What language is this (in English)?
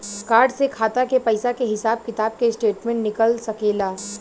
Bhojpuri